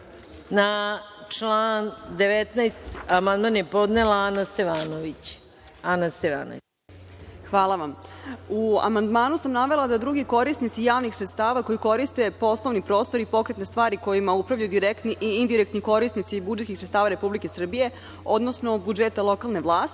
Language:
Serbian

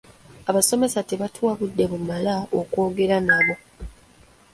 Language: Ganda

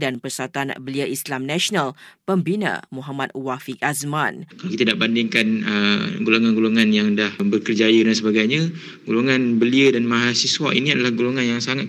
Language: Malay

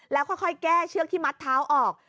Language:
Thai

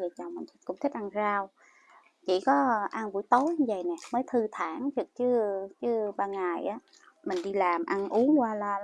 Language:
Vietnamese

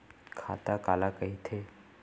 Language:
Chhattisgarhi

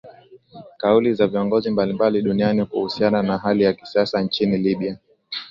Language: Swahili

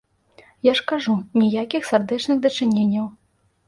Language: Belarusian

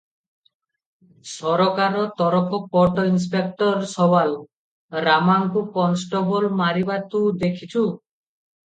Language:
Odia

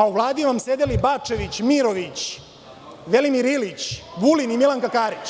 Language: Serbian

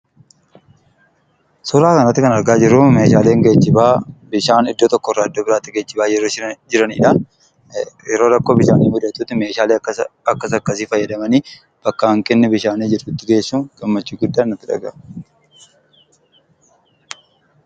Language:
Oromo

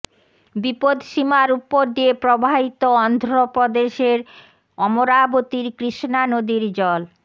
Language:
Bangla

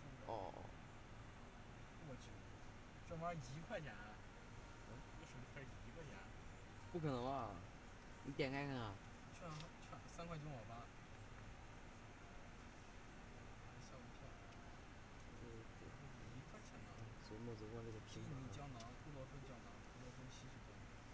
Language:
Chinese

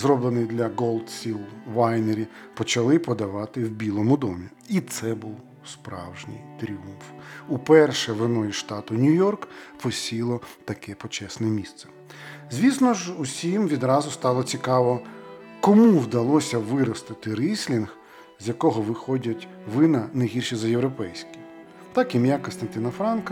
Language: Ukrainian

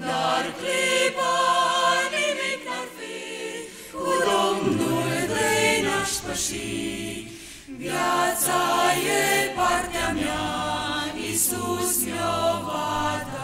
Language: Romanian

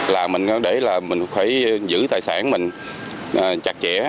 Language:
Vietnamese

